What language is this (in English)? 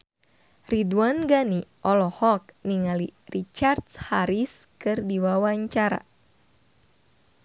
Sundanese